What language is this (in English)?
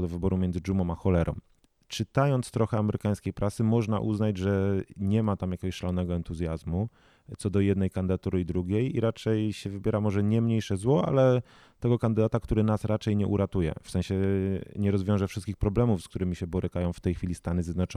Polish